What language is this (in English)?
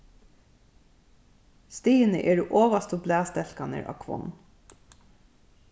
Faroese